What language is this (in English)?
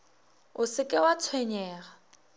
Northern Sotho